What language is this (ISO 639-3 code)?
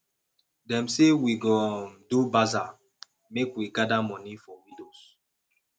pcm